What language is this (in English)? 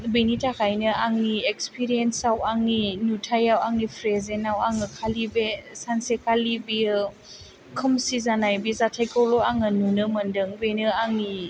Bodo